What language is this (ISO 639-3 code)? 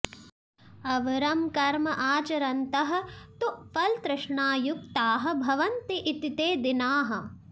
san